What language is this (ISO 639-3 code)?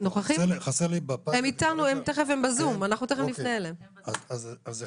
heb